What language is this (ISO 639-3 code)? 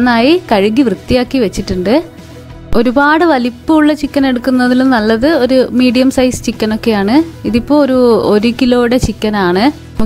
ind